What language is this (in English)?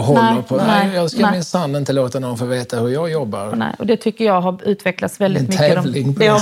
Swedish